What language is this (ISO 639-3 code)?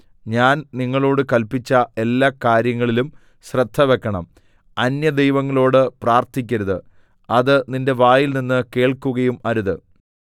mal